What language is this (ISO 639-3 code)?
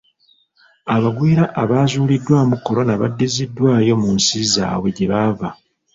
lug